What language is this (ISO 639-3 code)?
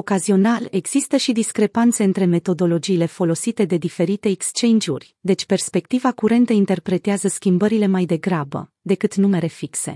ron